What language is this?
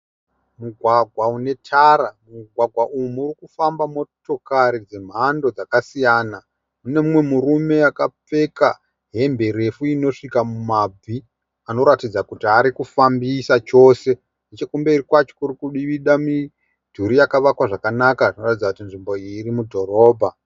Shona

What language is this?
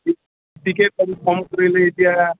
Assamese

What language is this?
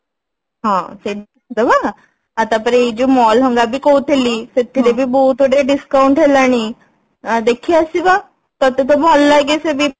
Odia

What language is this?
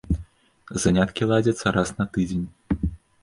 Belarusian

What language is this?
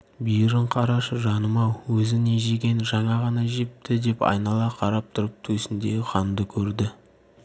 Kazakh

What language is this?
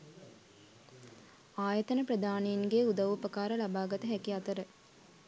Sinhala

